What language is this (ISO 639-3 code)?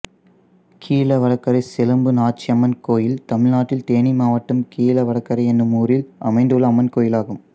tam